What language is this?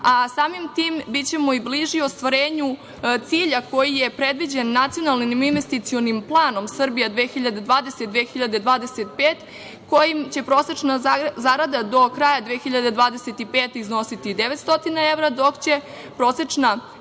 Serbian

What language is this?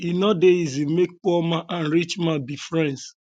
Nigerian Pidgin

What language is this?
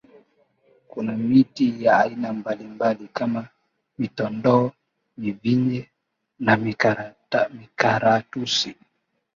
Swahili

